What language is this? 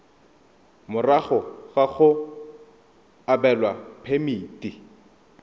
Tswana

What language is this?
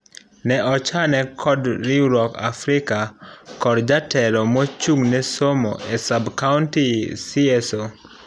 Luo (Kenya and Tanzania)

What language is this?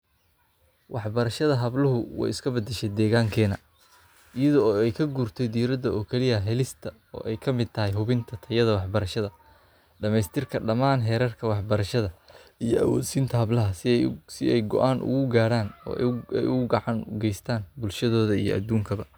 Somali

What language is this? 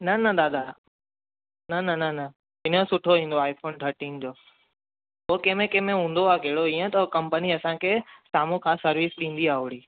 Sindhi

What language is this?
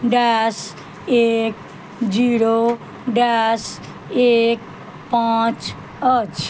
Maithili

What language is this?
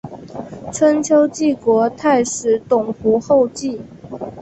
Chinese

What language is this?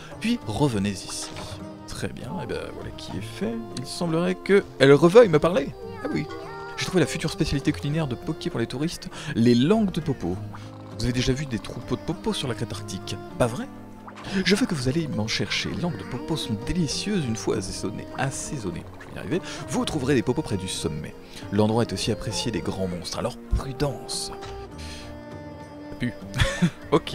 French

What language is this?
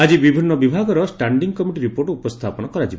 Odia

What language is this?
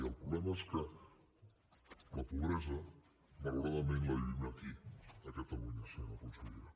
Catalan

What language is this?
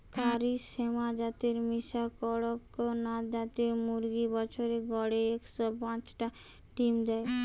Bangla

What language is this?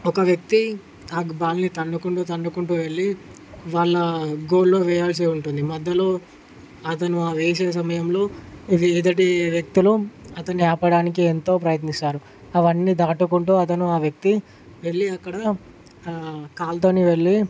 Telugu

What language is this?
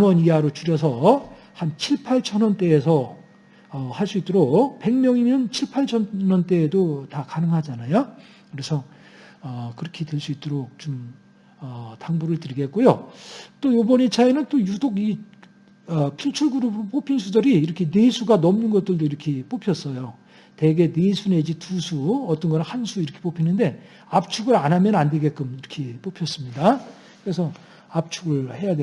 Korean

